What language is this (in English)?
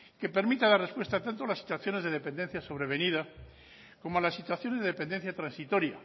Spanish